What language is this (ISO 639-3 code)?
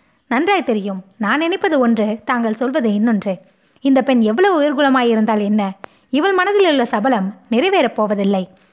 tam